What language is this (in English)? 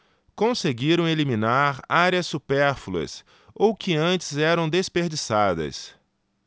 Portuguese